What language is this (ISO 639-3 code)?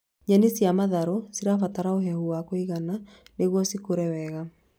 kik